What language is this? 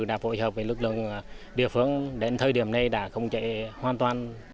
Vietnamese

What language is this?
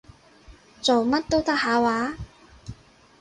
Cantonese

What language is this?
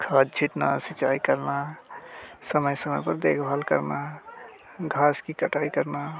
Hindi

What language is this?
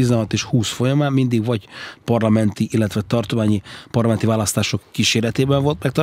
Hungarian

